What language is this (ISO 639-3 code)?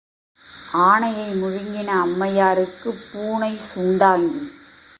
tam